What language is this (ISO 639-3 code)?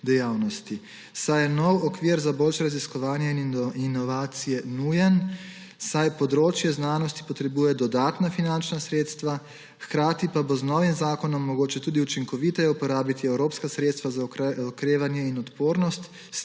slv